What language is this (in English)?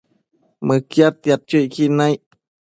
Matsés